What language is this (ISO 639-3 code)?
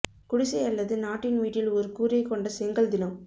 tam